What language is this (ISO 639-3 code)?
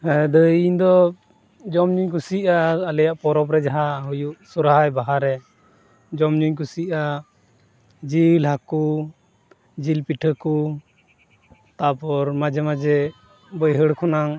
sat